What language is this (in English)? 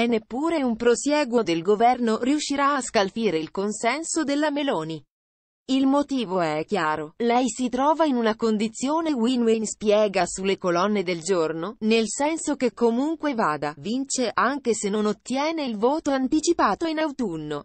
Italian